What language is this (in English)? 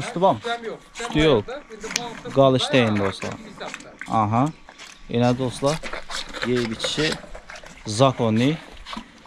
Turkish